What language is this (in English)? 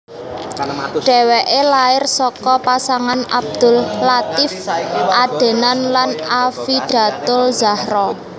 Javanese